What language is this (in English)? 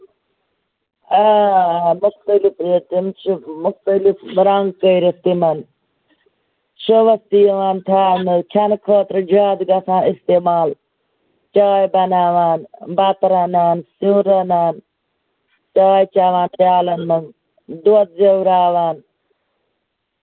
Kashmiri